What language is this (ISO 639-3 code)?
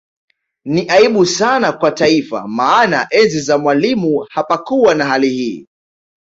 swa